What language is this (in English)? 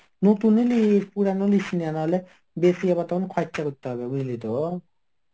Bangla